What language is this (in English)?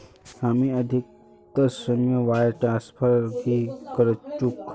Magahi